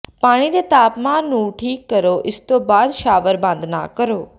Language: Punjabi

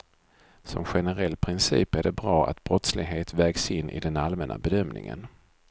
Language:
Swedish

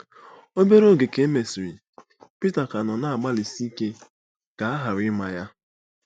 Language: Igbo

